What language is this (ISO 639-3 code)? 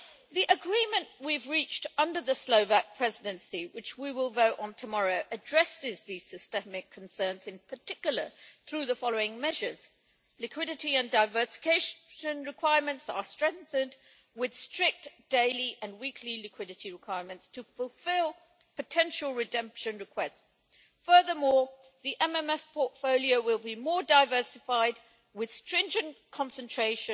eng